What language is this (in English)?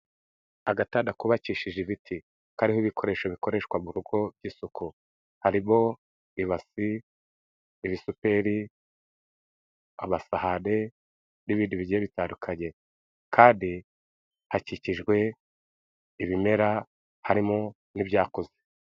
Kinyarwanda